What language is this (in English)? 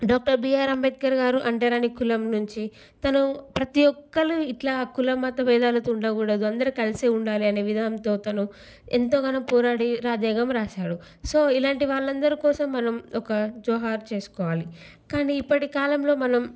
Telugu